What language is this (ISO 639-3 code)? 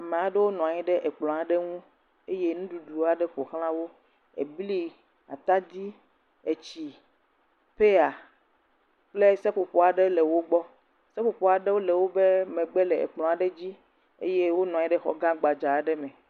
ewe